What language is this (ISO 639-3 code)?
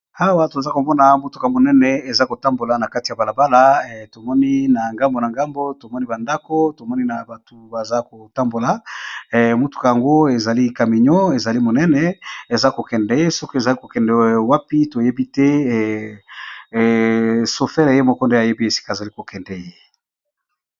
lin